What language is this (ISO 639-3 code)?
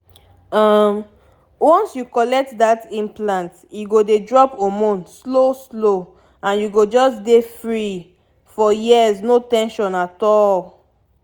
pcm